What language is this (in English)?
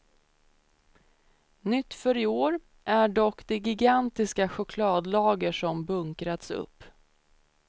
Swedish